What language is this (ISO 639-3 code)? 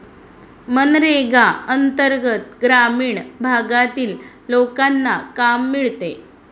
mar